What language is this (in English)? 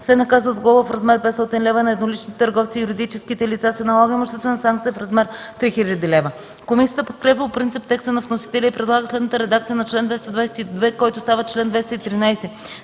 Bulgarian